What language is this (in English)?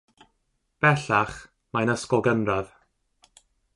Welsh